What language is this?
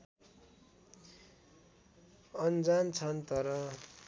Nepali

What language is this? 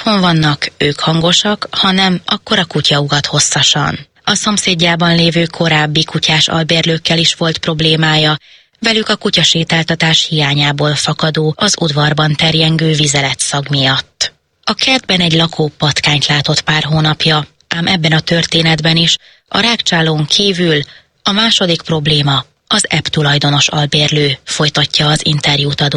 Hungarian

